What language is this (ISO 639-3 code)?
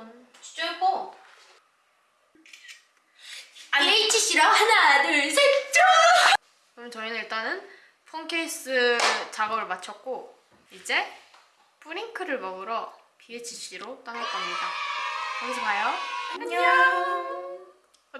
kor